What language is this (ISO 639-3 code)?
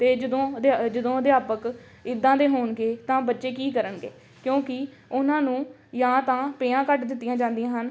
pan